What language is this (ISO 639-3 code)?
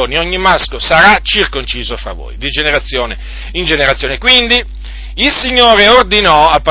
ita